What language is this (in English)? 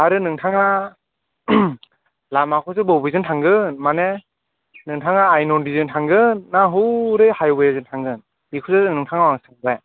Bodo